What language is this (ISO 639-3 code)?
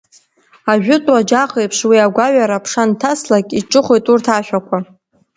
abk